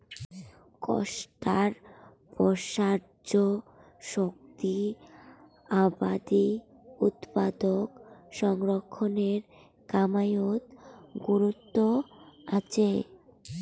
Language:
Bangla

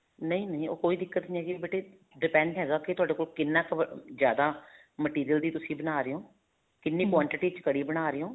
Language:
Punjabi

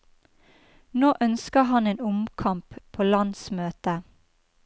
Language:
Norwegian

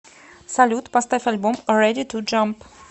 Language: Russian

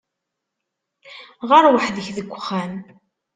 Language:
Kabyle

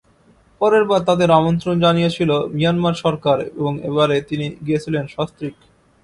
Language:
Bangla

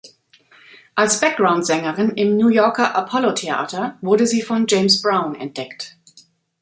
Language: German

